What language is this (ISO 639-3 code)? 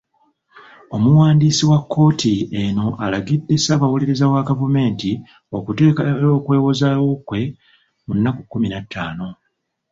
lug